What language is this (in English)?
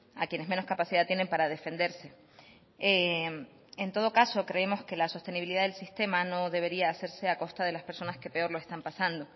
Spanish